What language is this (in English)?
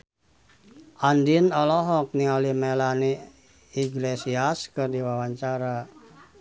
Sundanese